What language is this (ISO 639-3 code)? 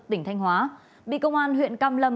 vie